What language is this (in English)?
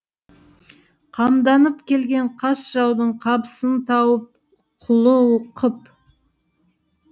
Kazakh